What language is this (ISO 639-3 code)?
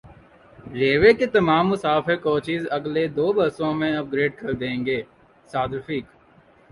urd